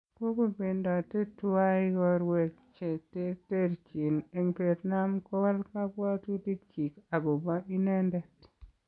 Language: Kalenjin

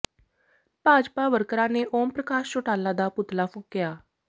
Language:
Punjabi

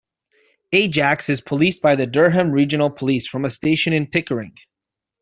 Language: English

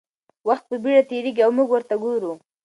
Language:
Pashto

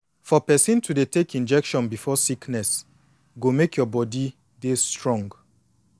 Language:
Nigerian Pidgin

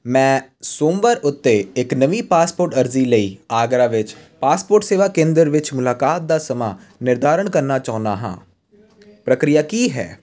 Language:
Punjabi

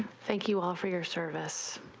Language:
English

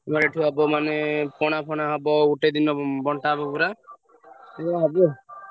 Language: Odia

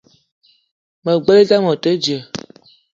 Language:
Eton (Cameroon)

